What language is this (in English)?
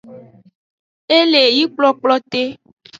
Aja (Benin)